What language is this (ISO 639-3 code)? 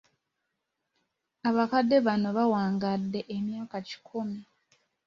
lug